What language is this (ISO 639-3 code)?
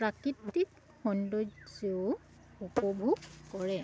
asm